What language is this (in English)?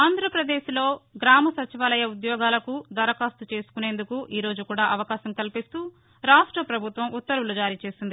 Telugu